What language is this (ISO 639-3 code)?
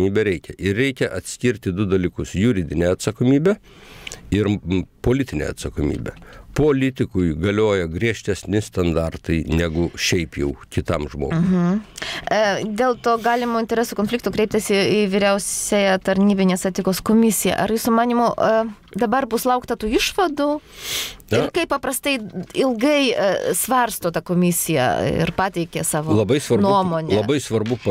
pol